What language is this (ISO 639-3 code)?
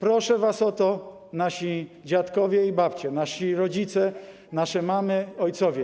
pol